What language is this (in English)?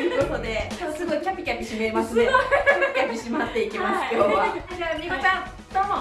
Japanese